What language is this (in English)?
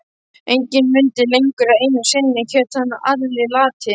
Icelandic